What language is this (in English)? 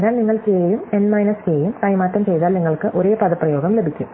Malayalam